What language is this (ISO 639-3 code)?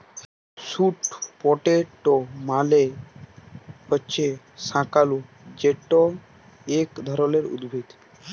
ben